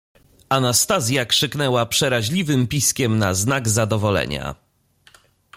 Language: Polish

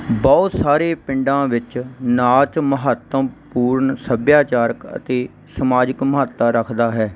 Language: Punjabi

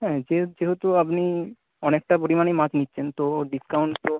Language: Bangla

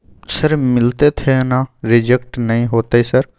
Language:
Maithili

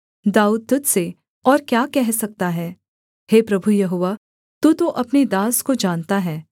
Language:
Hindi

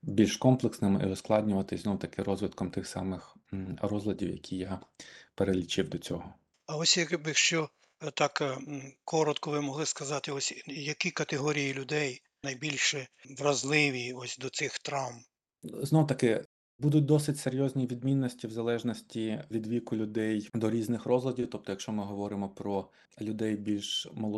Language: Ukrainian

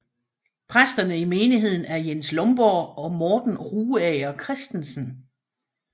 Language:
Danish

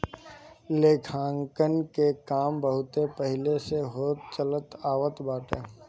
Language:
Bhojpuri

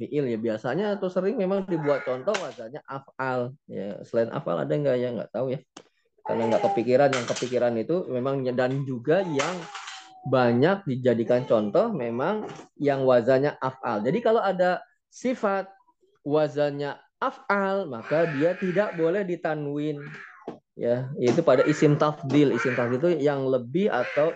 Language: Indonesian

